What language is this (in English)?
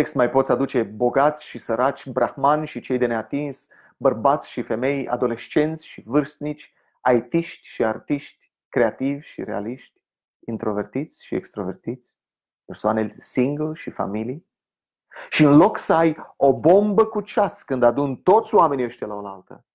Romanian